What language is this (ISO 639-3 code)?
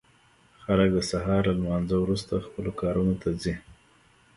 pus